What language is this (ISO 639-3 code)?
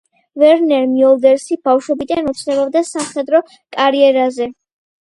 kat